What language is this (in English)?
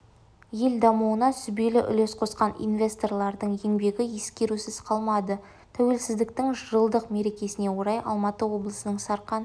Kazakh